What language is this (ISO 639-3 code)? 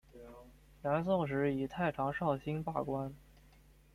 zho